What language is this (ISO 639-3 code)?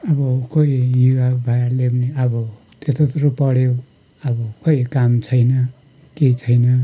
nep